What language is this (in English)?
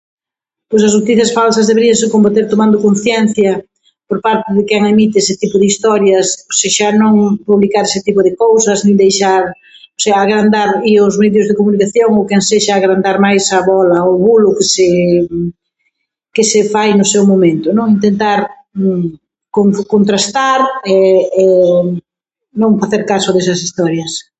Galician